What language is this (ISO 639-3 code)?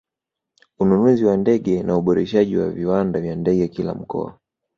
swa